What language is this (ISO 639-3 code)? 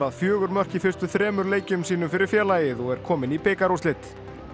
isl